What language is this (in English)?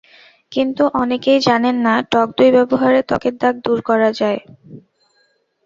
Bangla